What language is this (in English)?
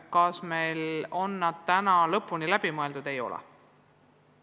Estonian